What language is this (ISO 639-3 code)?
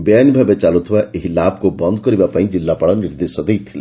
ori